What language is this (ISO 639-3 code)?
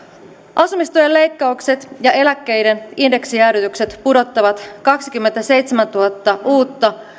fin